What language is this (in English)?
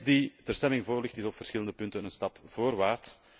Dutch